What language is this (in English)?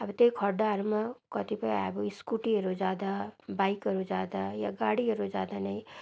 Nepali